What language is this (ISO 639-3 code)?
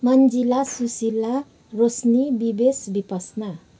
nep